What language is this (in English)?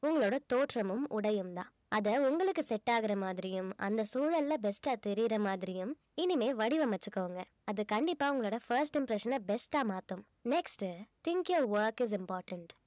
Tamil